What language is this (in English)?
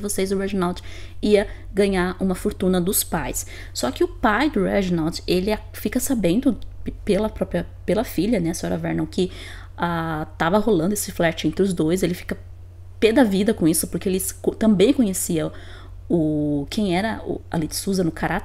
Portuguese